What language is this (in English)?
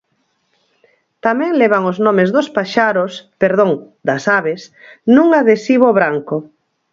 Galician